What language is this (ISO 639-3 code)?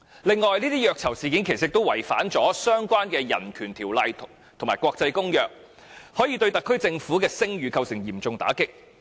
yue